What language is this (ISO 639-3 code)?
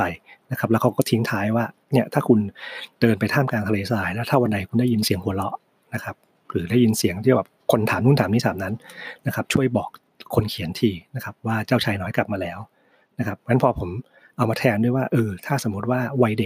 tha